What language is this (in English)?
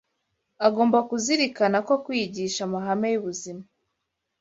Kinyarwanda